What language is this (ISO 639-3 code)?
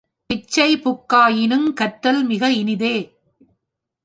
tam